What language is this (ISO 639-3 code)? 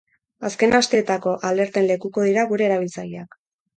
eus